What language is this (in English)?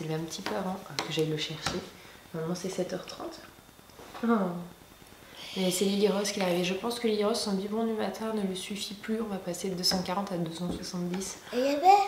French